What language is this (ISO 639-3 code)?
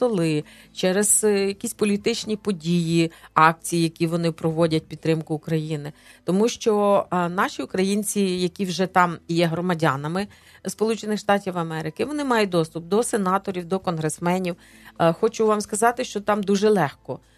ukr